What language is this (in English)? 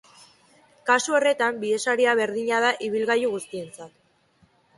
Basque